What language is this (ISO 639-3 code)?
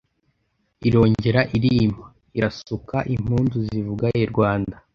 kin